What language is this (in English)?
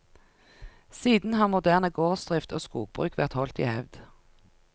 Norwegian